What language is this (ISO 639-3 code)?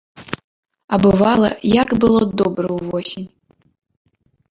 bel